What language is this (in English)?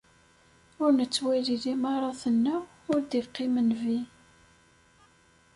Kabyle